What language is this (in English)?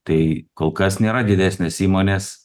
Lithuanian